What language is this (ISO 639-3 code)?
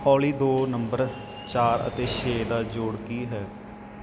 pan